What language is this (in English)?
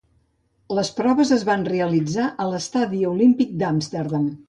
Catalan